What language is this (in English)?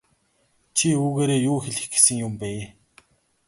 Mongolian